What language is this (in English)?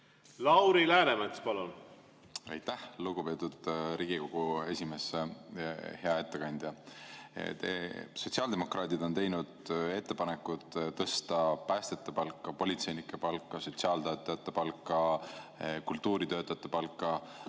Estonian